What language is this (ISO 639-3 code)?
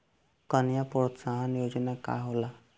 bho